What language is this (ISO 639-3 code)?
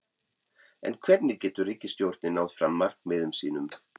isl